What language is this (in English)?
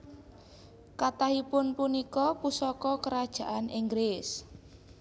Javanese